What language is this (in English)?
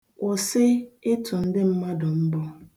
Igbo